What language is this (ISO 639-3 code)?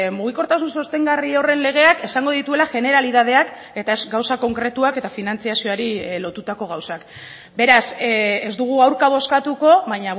eus